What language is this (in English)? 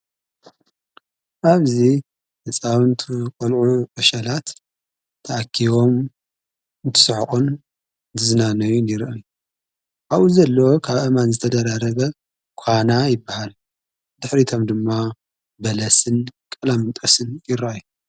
Tigrinya